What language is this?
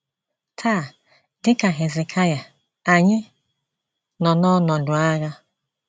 Igbo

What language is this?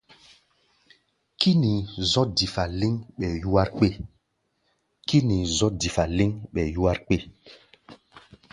Gbaya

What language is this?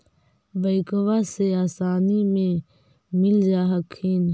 Magahi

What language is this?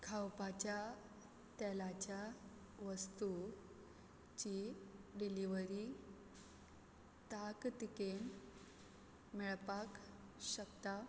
Konkani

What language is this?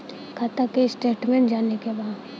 Bhojpuri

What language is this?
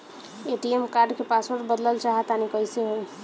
Bhojpuri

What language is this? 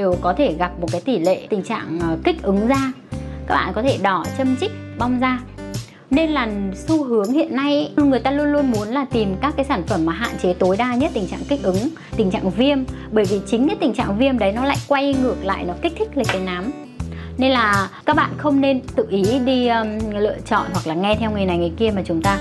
Vietnamese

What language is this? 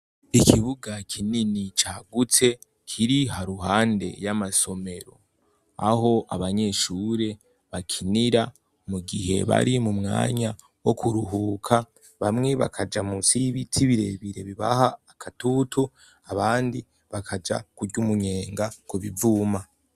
Rundi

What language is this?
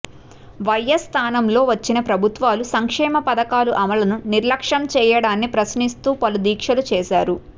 Telugu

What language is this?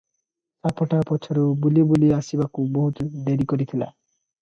Odia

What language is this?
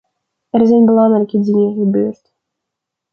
Dutch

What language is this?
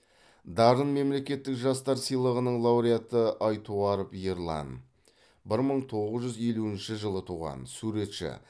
Kazakh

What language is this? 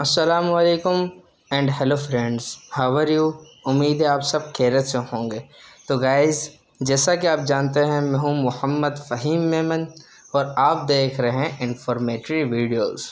Vietnamese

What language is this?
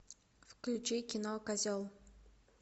Russian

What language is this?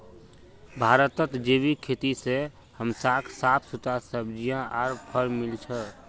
Magahi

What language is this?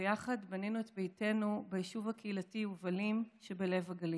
Hebrew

